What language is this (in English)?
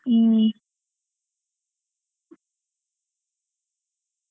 Kannada